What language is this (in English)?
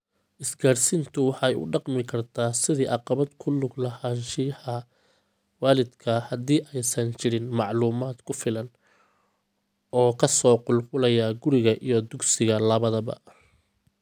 Somali